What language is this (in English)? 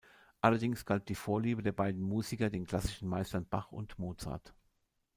German